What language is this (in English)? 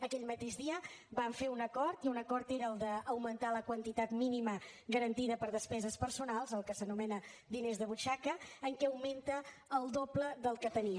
Catalan